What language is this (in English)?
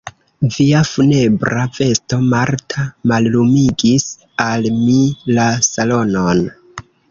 Esperanto